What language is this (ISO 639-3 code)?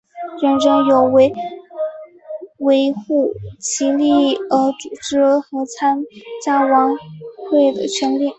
zho